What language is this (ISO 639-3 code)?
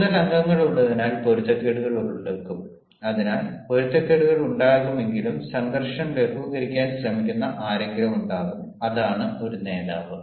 mal